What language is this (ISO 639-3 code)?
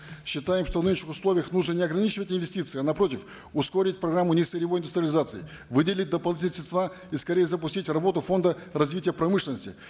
kaz